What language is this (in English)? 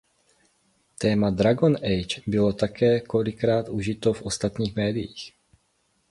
Czech